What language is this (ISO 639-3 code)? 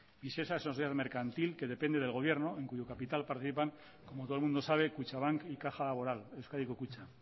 spa